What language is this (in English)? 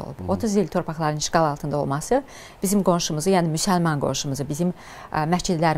Turkish